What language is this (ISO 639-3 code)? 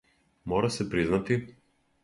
srp